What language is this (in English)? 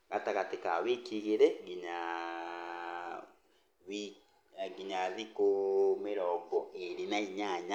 Kikuyu